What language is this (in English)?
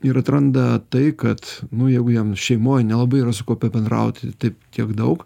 Lithuanian